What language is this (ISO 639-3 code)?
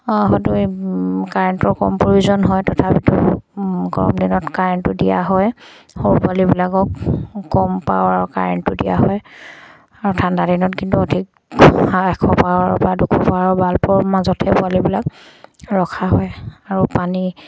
asm